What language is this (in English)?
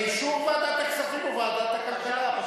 Hebrew